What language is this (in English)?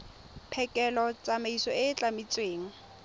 Tswana